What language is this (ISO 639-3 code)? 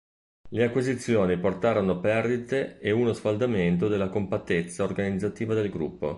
ita